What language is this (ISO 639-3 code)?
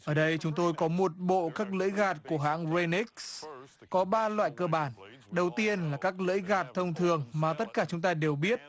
vie